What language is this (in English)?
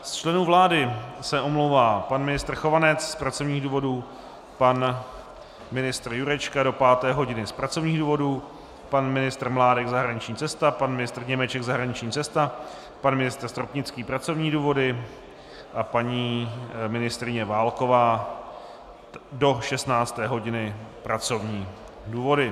Czech